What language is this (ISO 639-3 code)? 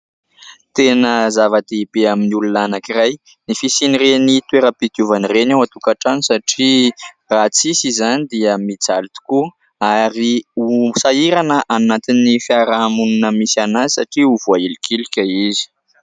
mlg